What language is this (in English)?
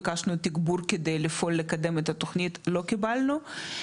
Hebrew